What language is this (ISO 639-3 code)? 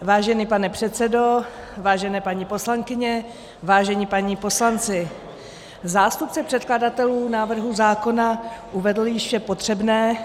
ces